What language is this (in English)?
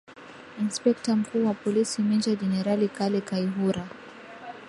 Swahili